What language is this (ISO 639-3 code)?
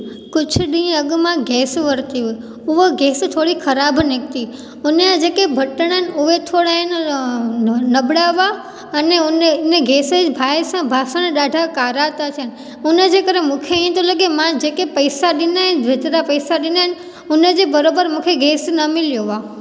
snd